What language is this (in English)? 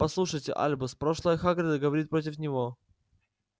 Russian